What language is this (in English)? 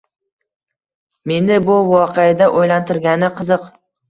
Uzbek